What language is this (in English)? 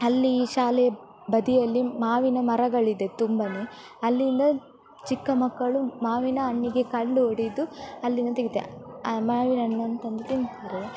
Kannada